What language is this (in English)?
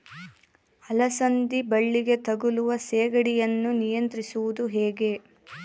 Kannada